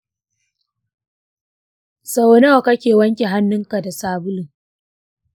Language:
Hausa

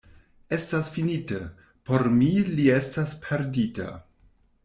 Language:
Esperanto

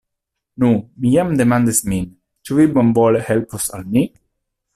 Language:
Esperanto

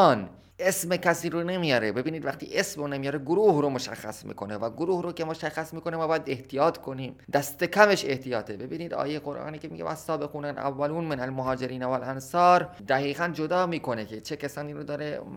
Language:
Persian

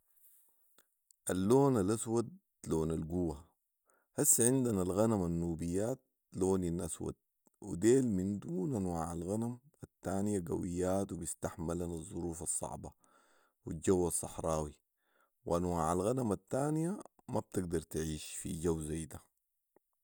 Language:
Sudanese Arabic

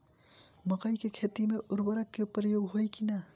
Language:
Bhojpuri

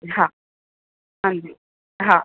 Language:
Sindhi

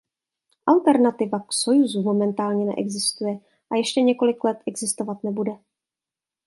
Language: Czech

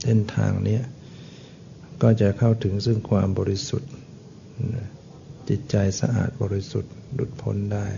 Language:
Thai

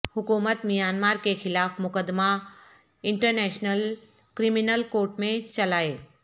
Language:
Urdu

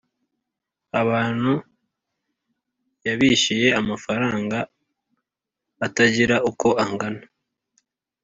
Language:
Kinyarwanda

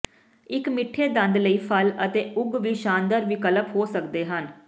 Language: Punjabi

